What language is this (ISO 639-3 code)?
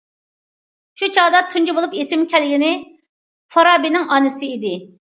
uig